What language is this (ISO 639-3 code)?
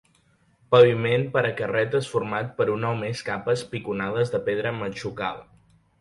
cat